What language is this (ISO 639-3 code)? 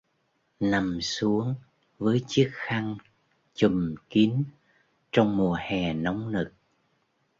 vie